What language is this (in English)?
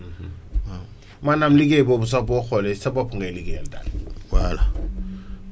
Wolof